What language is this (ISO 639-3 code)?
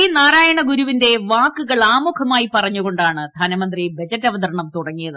mal